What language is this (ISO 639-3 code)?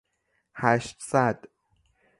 fas